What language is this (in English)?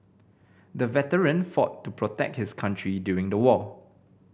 English